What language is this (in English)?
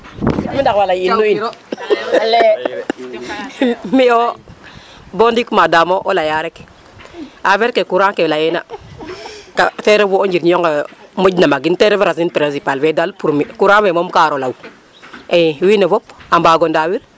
Serer